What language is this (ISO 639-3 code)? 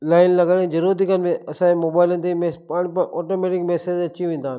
snd